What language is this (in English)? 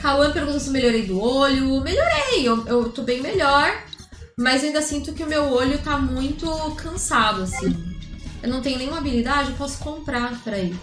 Portuguese